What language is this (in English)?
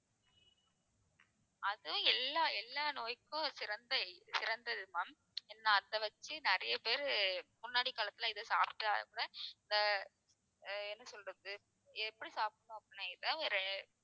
Tamil